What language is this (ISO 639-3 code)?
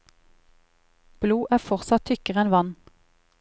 nor